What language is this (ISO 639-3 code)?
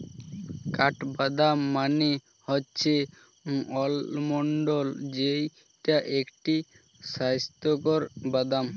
ben